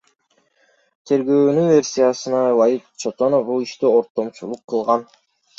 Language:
Kyrgyz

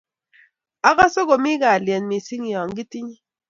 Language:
Kalenjin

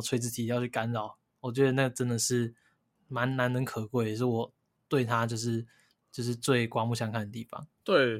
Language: Chinese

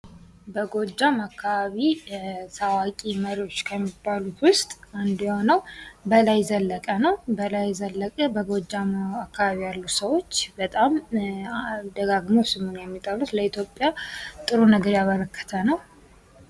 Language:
Amharic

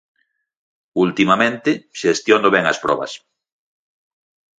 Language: Galician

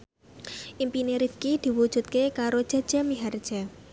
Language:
Javanese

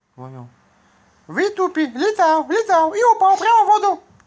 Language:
Russian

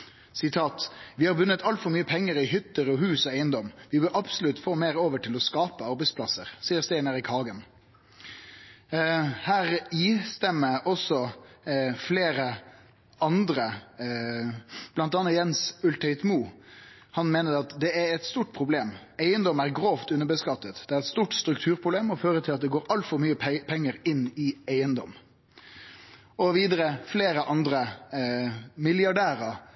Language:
Norwegian Nynorsk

